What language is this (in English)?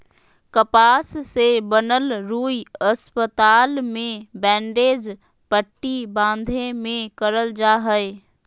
Magahi